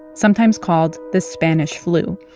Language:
English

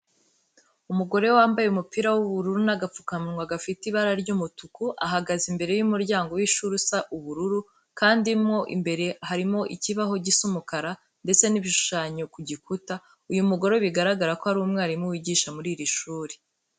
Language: Kinyarwanda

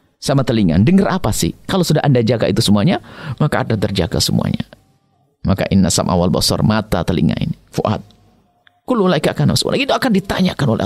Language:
Indonesian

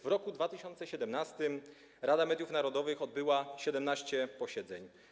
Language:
Polish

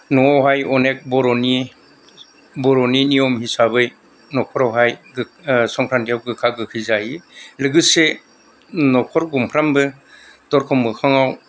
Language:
Bodo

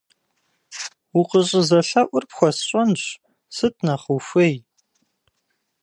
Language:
Kabardian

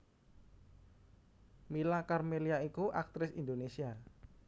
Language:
Javanese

